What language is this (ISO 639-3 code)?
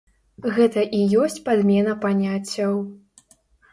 bel